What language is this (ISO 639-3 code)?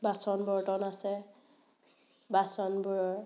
asm